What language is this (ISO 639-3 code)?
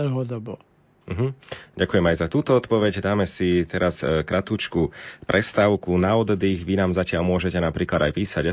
slk